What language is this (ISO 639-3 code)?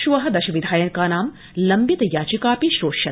san